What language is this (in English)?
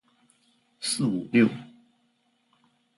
Chinese